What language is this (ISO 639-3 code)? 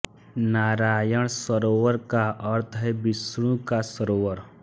hin